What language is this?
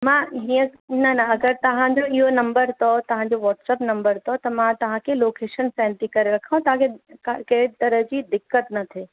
Sindhi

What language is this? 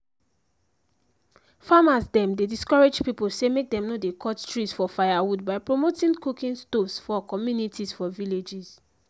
Nigerian Pidgin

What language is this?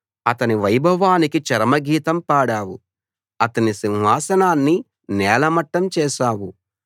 Telugu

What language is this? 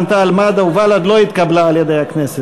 Hebrew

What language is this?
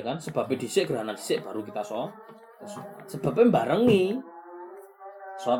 Malay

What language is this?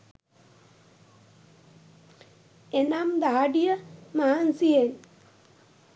Sinhala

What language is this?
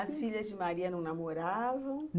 Portuguese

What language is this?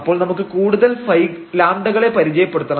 Malayalam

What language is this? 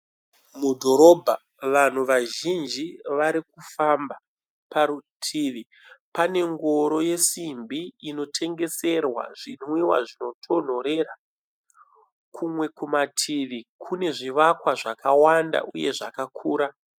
Shona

